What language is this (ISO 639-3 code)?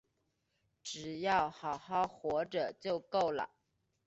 zho